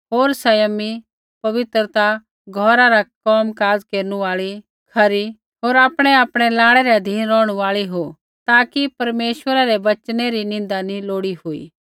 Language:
Kullu Pahari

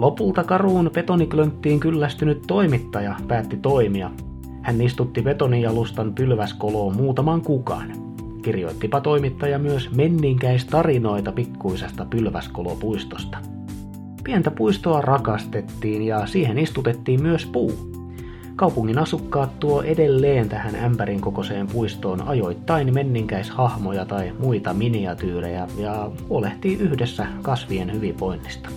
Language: Finnish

